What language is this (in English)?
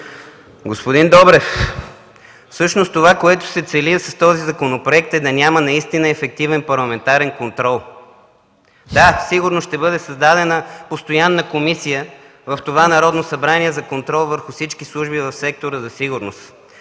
Bulgarian